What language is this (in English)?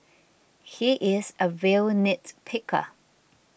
English